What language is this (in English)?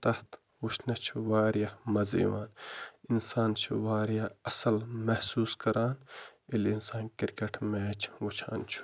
Kashmiri